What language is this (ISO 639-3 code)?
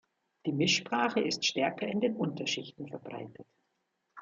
deu